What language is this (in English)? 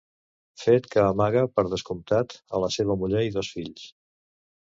Catalan